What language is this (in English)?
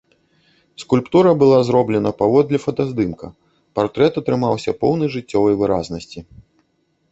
Belarusian